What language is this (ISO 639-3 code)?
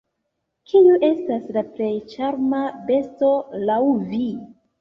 epo